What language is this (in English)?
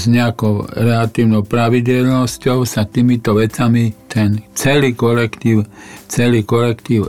Slovak